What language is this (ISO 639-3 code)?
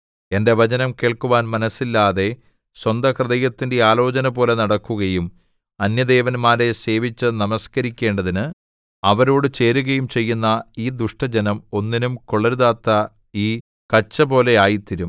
mal